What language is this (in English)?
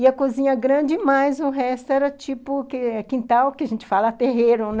Portuguese